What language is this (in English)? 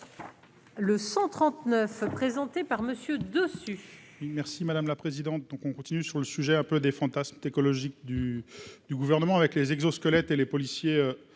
French